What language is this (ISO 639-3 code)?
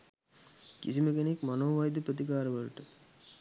sin